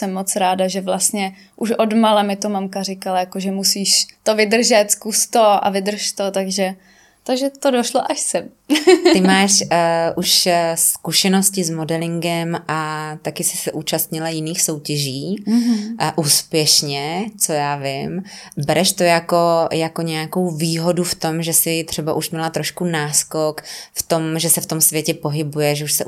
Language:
Czech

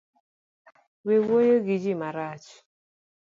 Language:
Luo (Kenya and Tanzania)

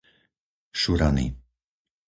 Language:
Slovak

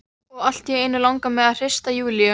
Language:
Icelandic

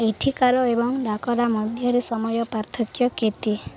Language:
Odia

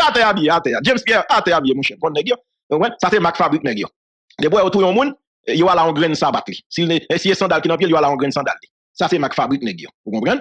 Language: French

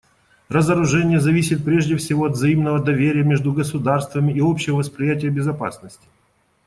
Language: Russian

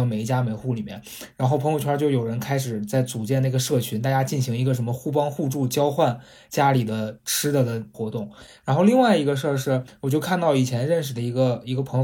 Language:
Chinese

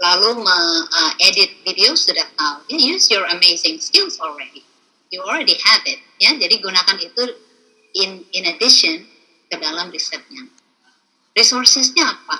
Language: Indonesian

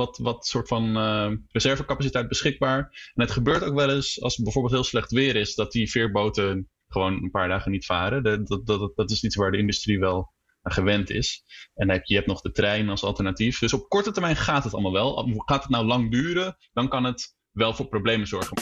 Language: Dutch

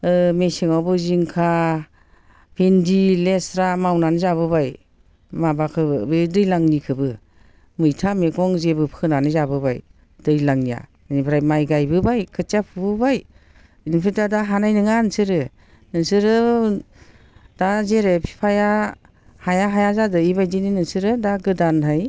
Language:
Bodo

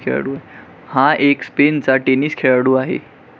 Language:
Marathi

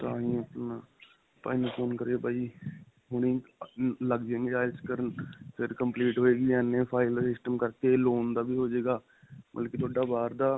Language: Punjabi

